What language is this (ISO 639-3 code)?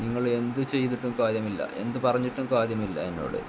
mal